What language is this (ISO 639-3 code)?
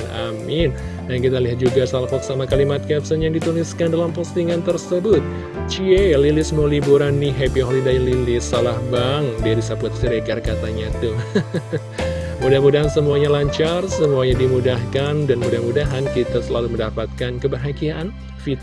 ind